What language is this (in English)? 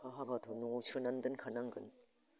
Bodo